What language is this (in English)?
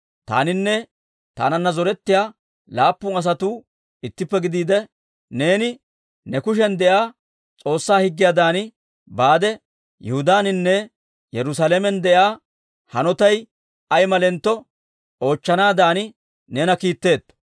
Dawro